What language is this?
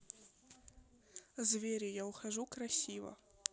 Russian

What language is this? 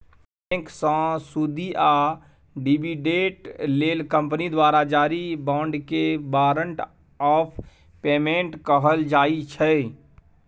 Maithili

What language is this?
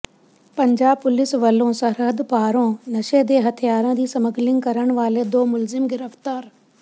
Punjabi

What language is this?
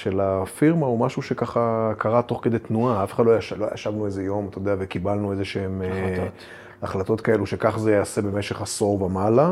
Hebrew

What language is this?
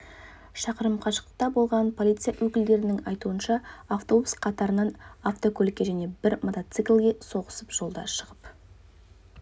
Kazakh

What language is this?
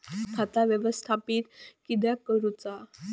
Marathi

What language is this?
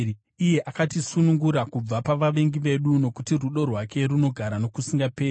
Shona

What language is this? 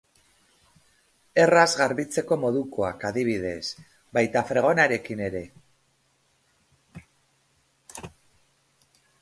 Basque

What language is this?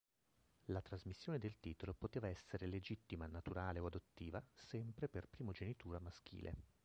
Italian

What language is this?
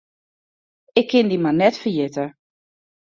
Western Frisian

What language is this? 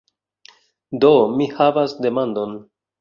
Esperanto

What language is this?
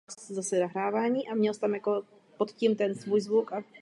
Czech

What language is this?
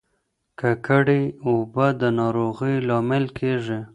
Pashto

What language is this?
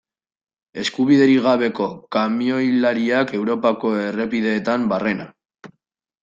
Basque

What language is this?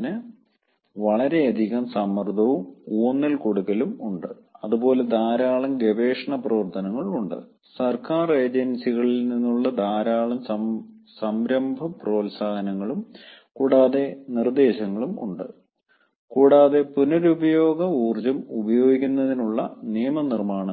Malayalam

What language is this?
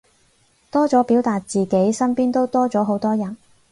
Cantonese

